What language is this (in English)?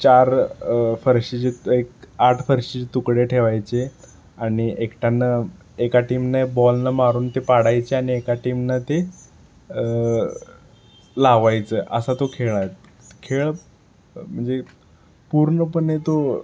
Marathi